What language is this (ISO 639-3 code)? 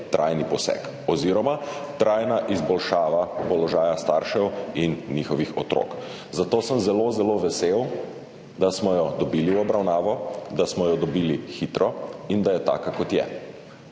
slv